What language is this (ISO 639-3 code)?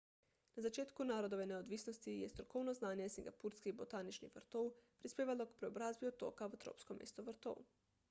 slv